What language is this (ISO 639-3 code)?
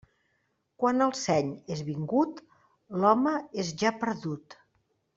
cat